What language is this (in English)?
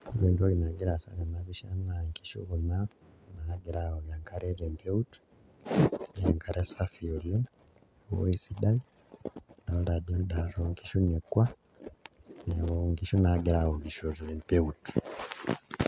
Masai